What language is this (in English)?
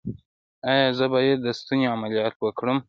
Pashto